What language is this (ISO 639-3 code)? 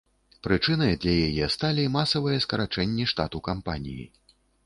bel